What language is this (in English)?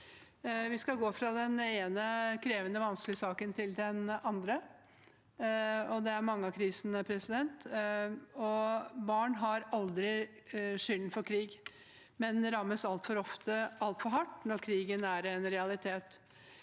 Norwegian